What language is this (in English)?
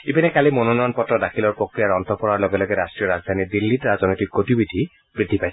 Assamese